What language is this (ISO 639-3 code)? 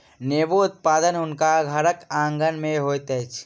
mai